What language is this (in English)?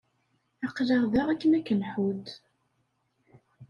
Kabyle